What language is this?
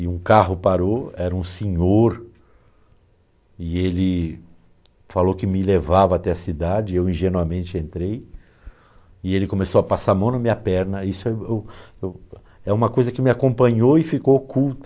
Portuguese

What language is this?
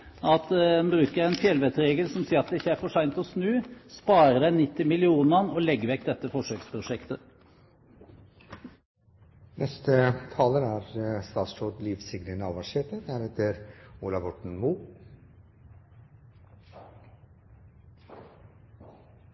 Norwegian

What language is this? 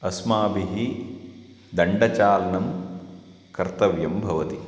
Sanskrit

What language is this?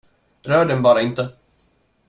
Swedish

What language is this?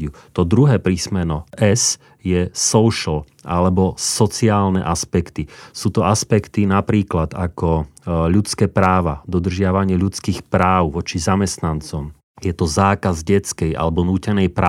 Slovak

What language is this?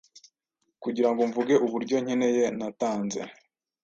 Kinyarwanda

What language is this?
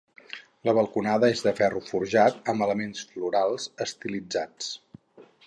Catalan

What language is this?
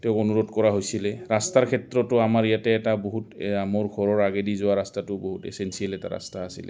Assamese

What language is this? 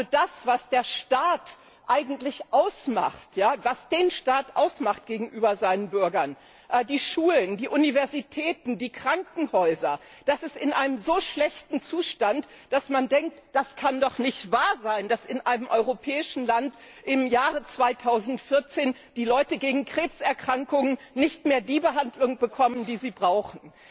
German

